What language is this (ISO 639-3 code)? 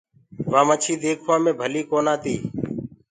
ggg